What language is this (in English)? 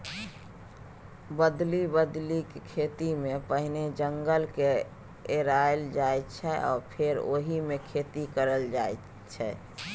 Maithili